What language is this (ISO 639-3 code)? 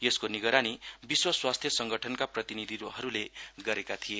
nep